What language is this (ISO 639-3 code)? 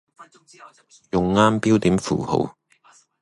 yue